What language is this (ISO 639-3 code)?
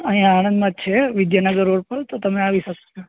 guj